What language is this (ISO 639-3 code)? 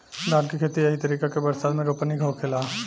bho